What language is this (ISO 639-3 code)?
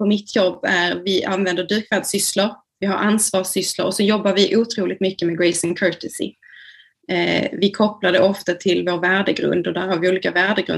swe